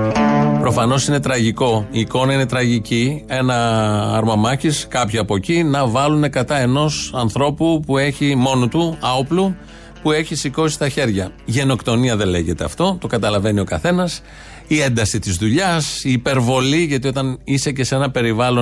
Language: Greek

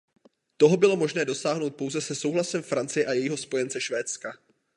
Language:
Czech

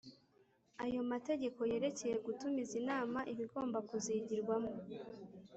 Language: Kinyarwanda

